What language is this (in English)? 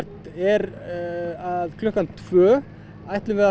Icelandic